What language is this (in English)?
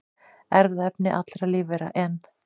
Icelandic